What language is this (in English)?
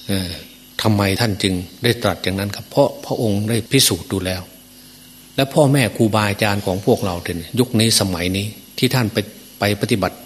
Thai